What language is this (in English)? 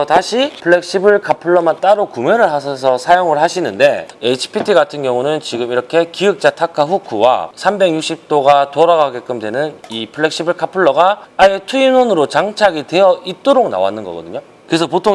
Korean